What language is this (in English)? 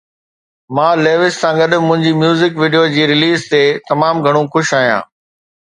Sindhi